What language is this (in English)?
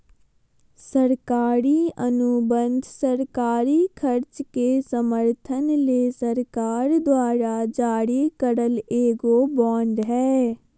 Magahi